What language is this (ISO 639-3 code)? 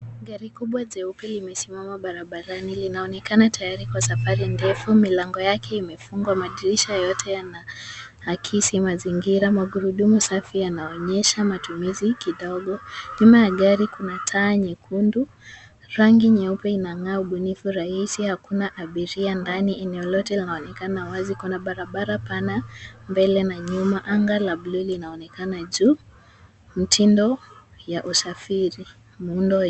swa